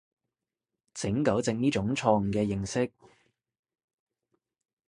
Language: Cantonese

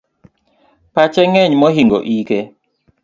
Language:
Luo (Kenya and Tanzania)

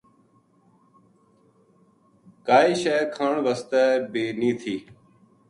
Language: Gujari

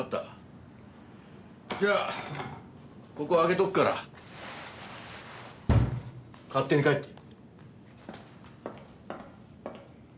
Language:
Japanese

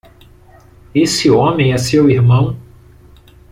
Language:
Portuguese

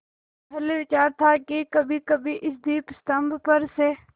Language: Hindi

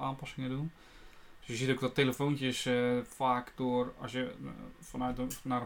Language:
Dutch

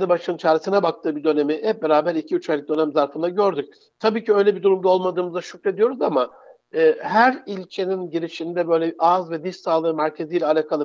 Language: Turkish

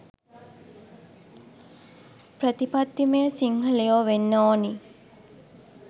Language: Sinhala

